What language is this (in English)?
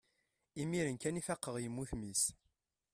Kabyle